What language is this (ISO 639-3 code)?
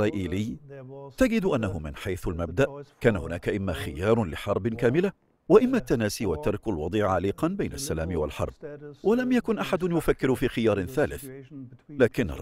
ara